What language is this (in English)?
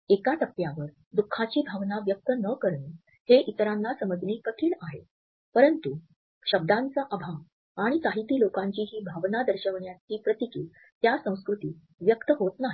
Marathi